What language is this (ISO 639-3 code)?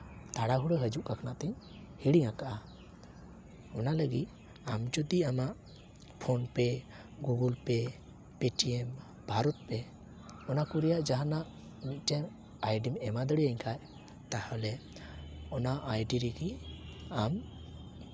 sat